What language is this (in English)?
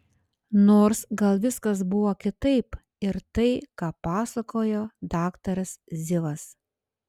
Lithuanian